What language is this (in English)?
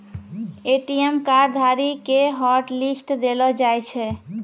Maithili